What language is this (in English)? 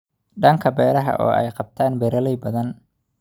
Somali